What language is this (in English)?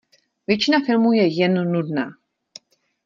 Czech